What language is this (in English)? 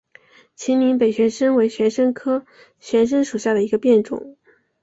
Chinese